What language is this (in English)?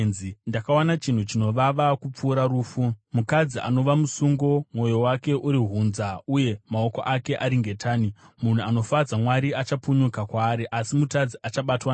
Shona